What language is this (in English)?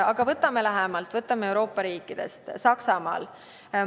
Estonian